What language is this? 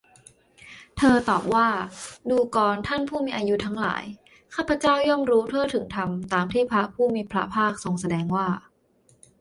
Thai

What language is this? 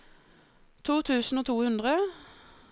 Norwegian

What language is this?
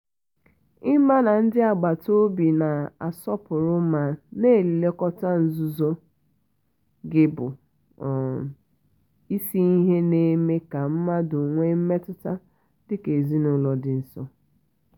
Igbo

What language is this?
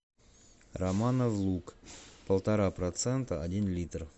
Russian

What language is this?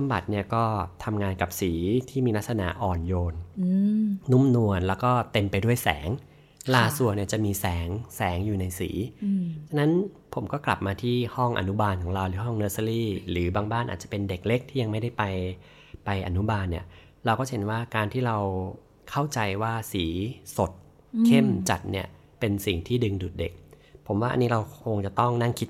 Thai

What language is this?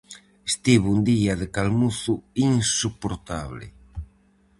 Galician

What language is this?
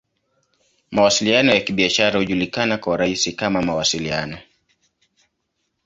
Swahili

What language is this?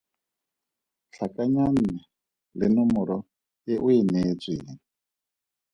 Tswana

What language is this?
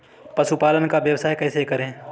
Hindi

